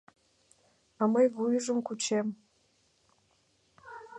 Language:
Mari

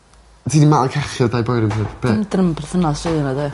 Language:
Welsh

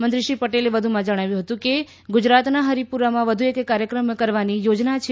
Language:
Gujarati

